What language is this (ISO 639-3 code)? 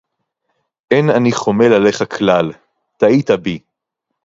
heb